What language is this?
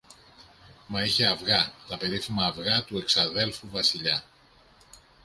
Greek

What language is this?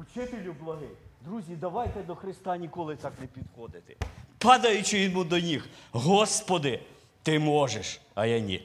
Ukrainian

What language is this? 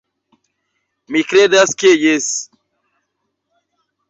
Esperanto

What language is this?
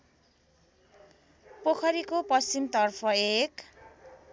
Nepali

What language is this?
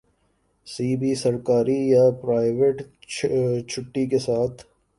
Urdu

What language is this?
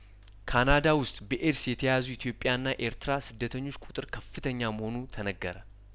Amharic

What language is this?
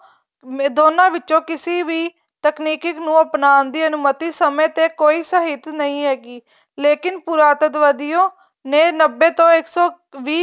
Punjabi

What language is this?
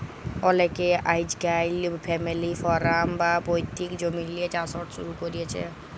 Bangla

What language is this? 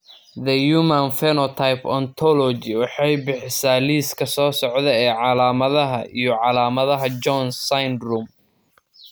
Somali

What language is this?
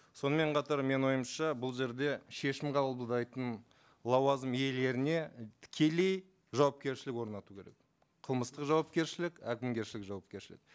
Kazakh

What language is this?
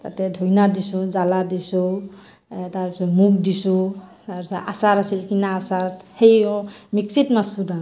Assamese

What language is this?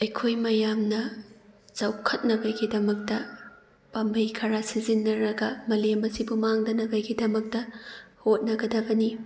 Manipuri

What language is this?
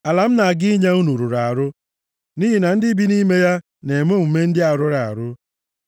Igbo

